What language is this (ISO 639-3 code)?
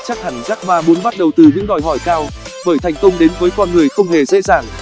vie